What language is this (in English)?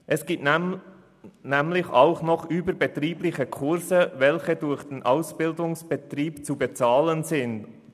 Swiss German